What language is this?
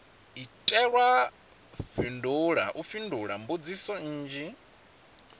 Venda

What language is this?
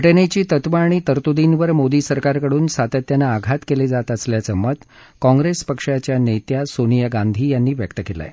Marathi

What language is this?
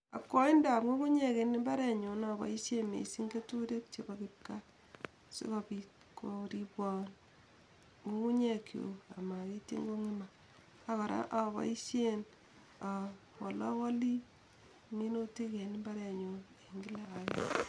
Kalenjin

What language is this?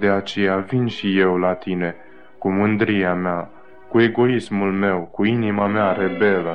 Romanian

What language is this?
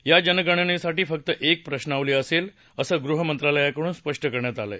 Marathi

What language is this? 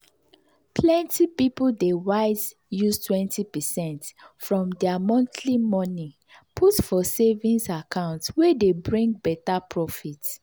Nigerian Pidgin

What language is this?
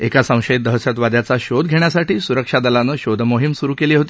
Marathi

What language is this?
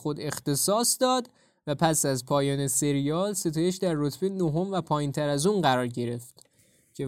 Persian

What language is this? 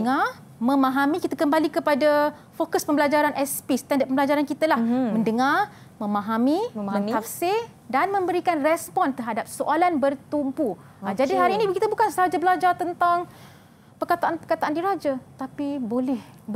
Malay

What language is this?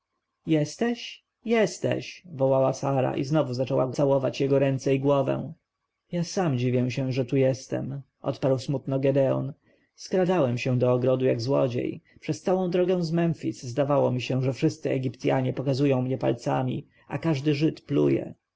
Polish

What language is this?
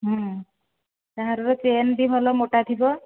Odia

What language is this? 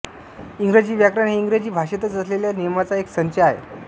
Marathi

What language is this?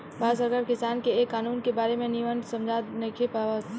Bhojpuri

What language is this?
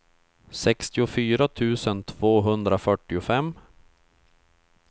Swedish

